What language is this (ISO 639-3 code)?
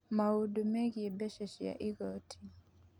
kik